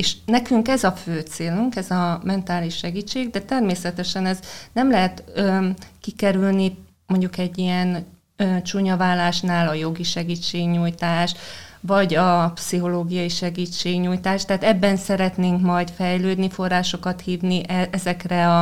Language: Hungarian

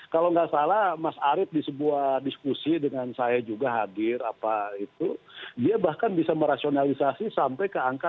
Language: Indonesian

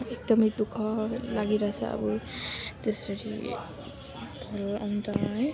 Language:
Nepali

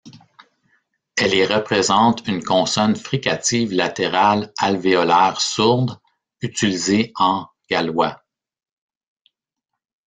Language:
French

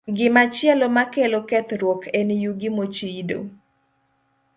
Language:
Luo (Kenya and Tanzania)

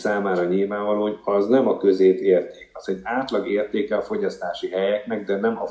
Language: Hungarian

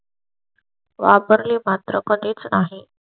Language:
Marathi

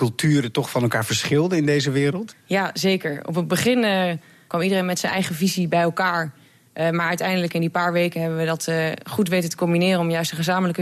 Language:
Dutch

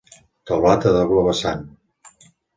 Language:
Catalan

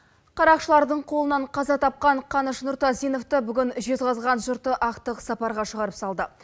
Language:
Kazakh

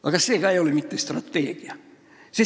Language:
Estonian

